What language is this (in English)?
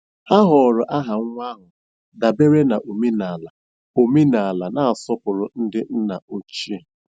Igbo